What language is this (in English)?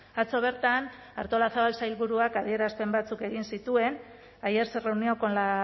Basque